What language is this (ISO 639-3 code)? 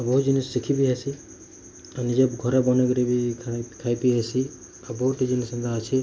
ori